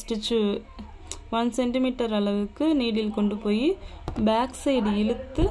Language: Tamil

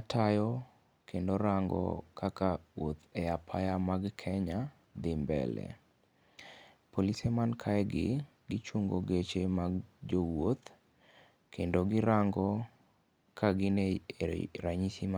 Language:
Luo (Kenya and Tanzania)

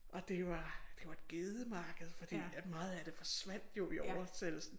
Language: Danish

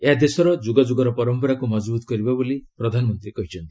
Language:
Odia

